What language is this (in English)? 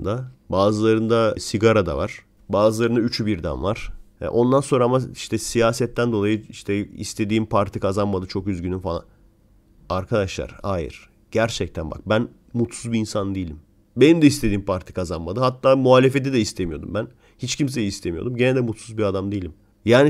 Turkish